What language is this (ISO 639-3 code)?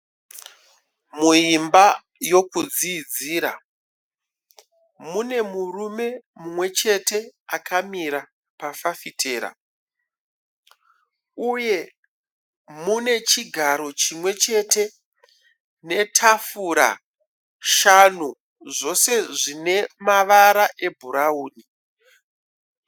sna